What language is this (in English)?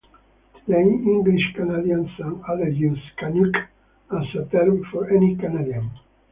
English